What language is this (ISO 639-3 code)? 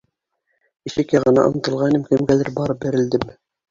bak